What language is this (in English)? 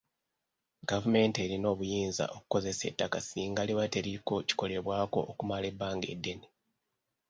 Ganda